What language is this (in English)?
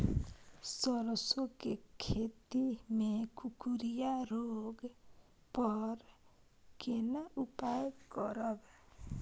Maithili